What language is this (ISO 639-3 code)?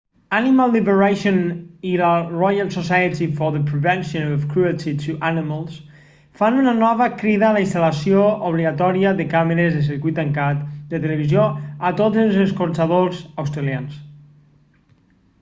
cat